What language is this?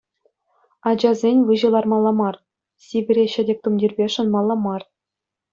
Chuvash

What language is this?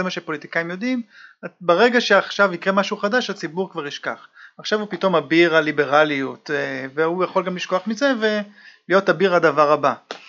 Hebrew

